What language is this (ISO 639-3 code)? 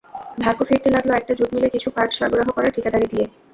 ben